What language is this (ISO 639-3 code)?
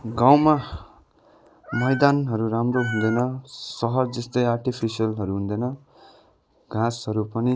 nep